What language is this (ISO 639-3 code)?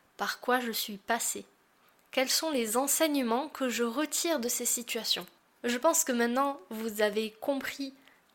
fra